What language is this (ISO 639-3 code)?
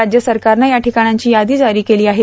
mar